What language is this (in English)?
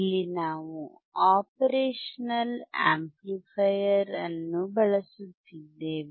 Kannada